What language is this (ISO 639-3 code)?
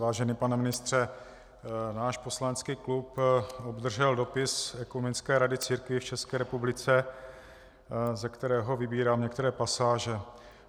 ces